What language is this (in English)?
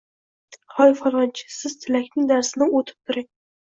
Uzbek